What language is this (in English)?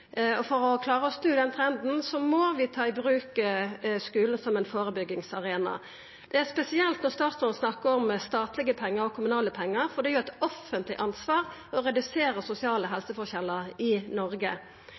Norwegian Nynorsk